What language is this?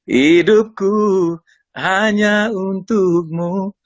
Indonesian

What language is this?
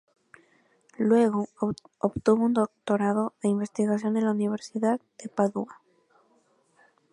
Spanish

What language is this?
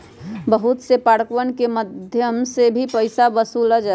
Magahi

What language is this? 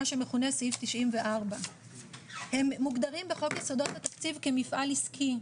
Hebrew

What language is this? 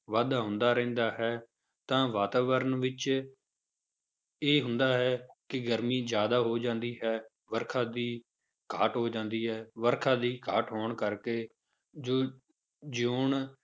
Punjabi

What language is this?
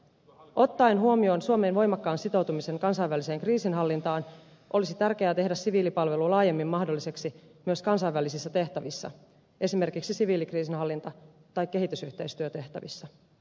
Finnish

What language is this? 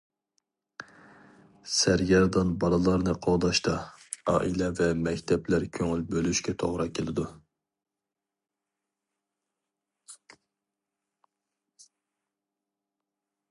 Uyghur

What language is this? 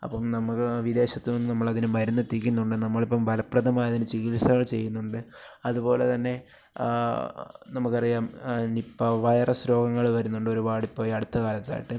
Malayalam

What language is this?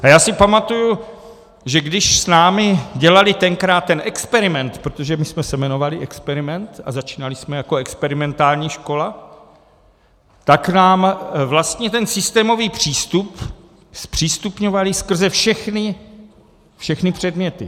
Czech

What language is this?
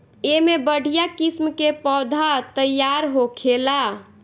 Bhojpuri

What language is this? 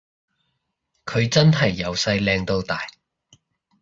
Cantonese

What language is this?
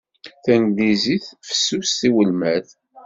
Kabyle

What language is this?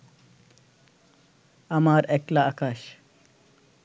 Bangla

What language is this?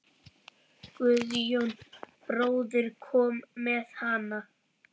Icelandic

